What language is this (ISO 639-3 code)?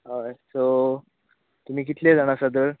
kok